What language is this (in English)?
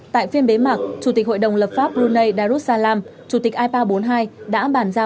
Vietnamese